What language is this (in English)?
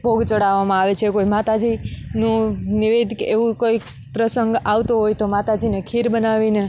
Gujarati